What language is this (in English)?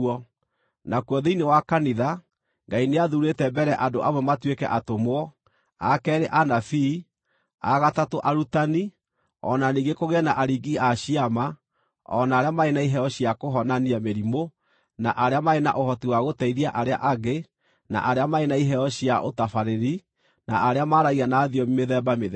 Kikuyu